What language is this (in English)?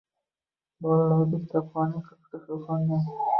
Uzbek